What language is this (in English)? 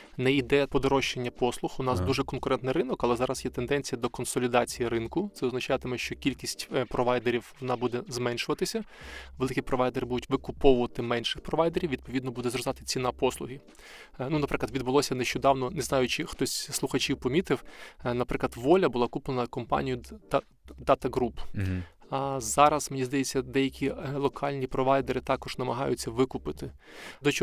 Ukrainian